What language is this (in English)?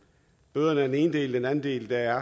Danish